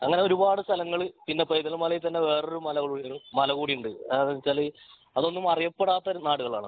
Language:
Malayalam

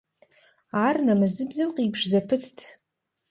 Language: Kabardian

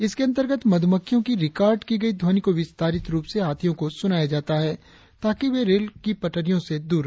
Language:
Hindi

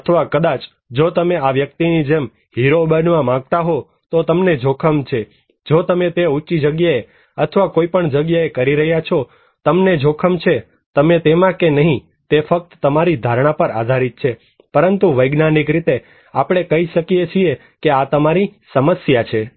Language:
Gujarati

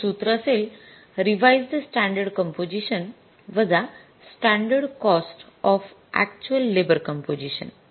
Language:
Marathi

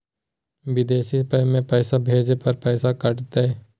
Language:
Magahi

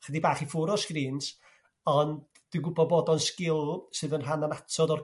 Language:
Welsh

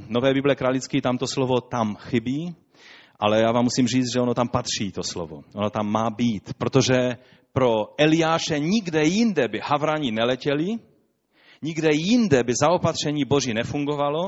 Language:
Czech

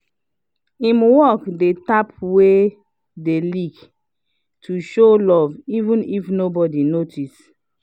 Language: Nigerian Pidgin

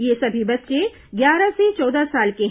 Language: Hindi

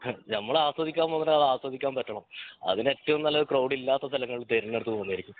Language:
Malayalam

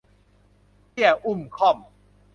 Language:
Thai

